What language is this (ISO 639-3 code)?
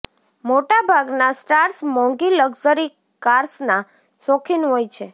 guj